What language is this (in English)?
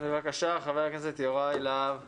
Hebrew